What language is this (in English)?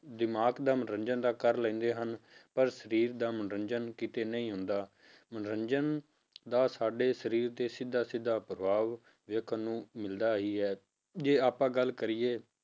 Punjabi